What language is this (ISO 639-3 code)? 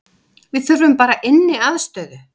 isl